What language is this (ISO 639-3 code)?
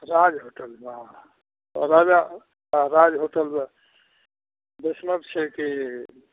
mai